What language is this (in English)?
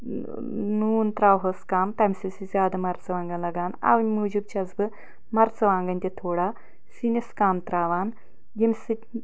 Kashmiri